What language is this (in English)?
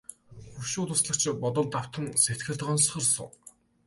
Mongolian